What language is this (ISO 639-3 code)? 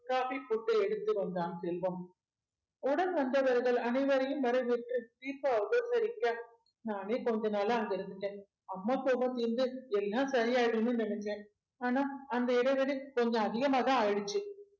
tam